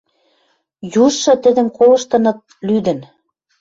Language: Western Mari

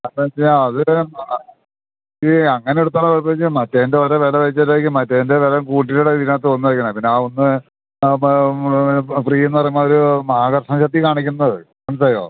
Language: Malayalam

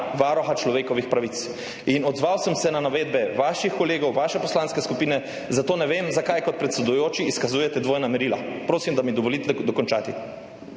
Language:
Slovenian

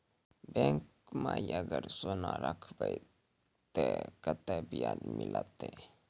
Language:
Maithili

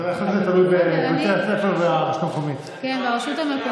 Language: Hebrew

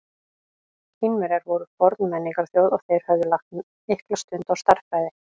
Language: Icelandic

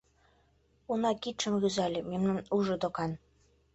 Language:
Mari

